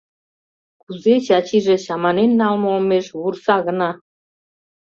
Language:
Mari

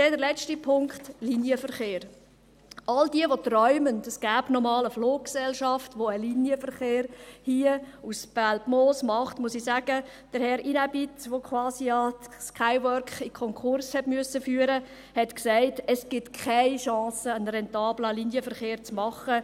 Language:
Swiss German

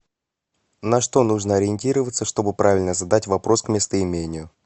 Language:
Russian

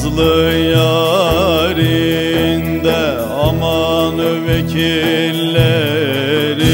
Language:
Turkish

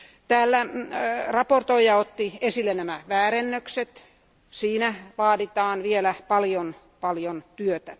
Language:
Finnish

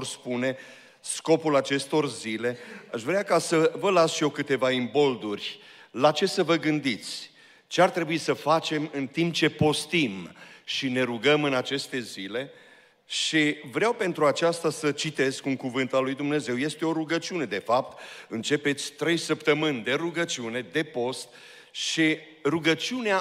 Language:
Romanian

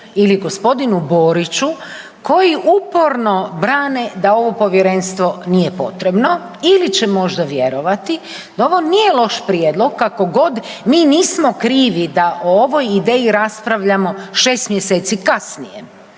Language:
Croatian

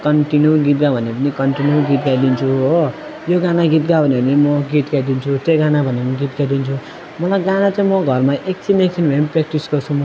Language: Nepali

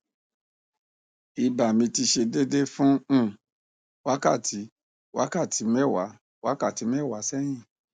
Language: Yoruba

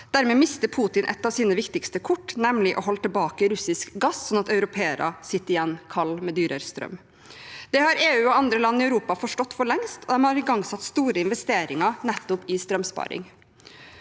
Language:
Norwegian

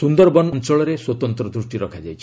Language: Odia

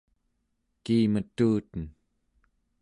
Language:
Central Yupik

